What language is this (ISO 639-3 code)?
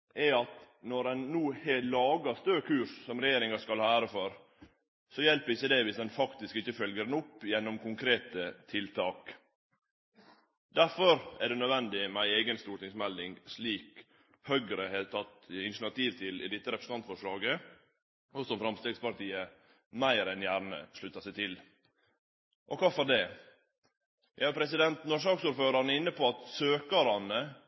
nno